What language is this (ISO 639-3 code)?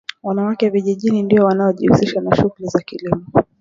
swa